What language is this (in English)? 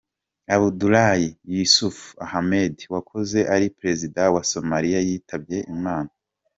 Kinyarwanda